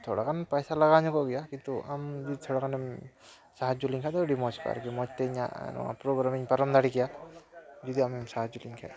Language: Santali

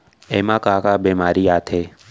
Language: Chhattisgarhi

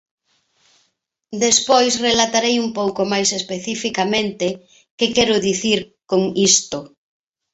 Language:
Galician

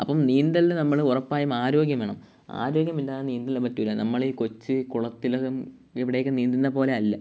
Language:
Malayalam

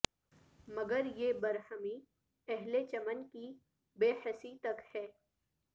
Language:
Urdu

